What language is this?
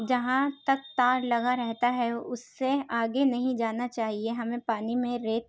Urdu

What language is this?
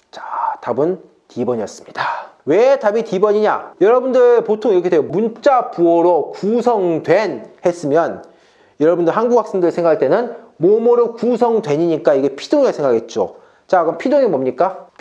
Korean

